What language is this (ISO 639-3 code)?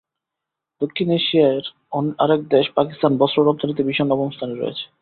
ben